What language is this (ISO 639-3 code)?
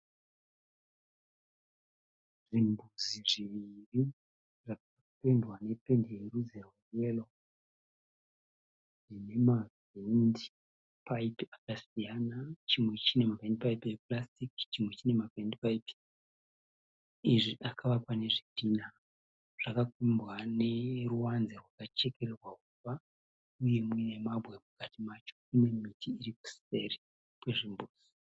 sna